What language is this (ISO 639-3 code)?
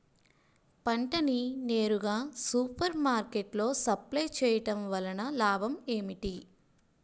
tel